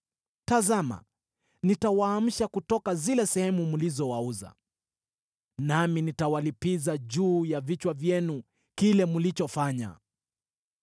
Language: Swahili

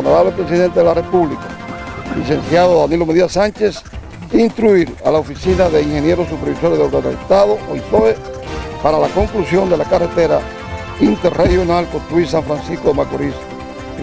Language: Spanish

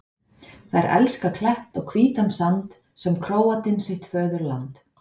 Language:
Icelandic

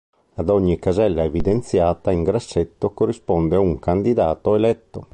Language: Italian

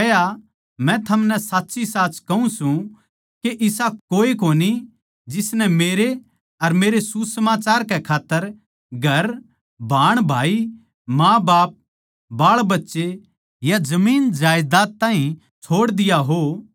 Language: Haryanvi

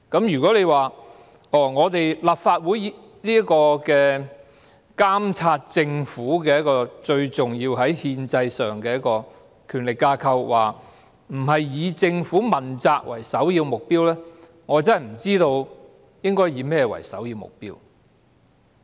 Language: Cantonese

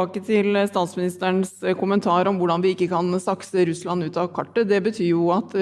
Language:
Norwegian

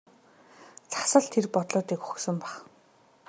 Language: Mongolian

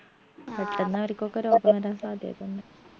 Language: Malayalam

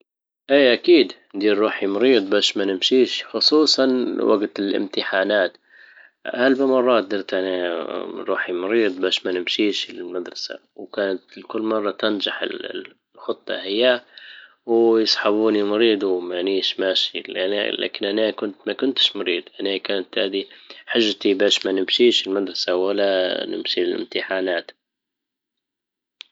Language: Libyan Arabic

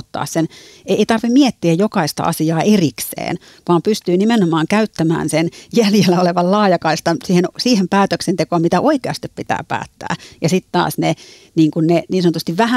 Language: Finnish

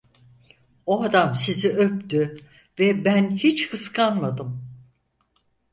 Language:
Turkish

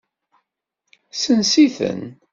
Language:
Kabyle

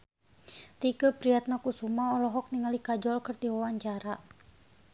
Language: Sundanese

